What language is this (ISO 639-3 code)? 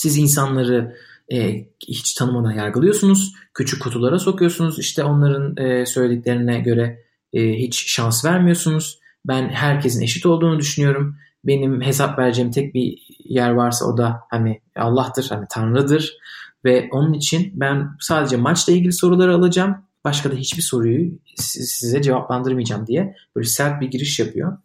tur